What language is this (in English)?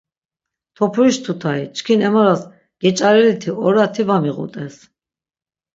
Laz